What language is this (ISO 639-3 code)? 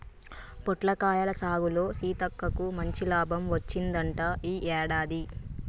tel